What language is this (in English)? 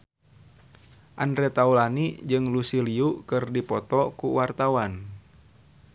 Sundanese